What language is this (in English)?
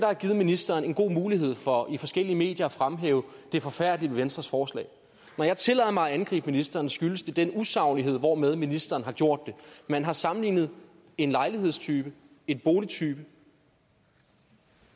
Danish